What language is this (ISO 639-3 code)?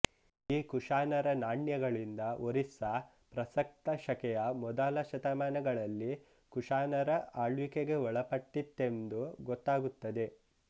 kan